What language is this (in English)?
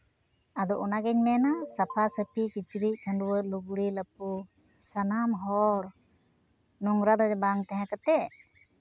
Santali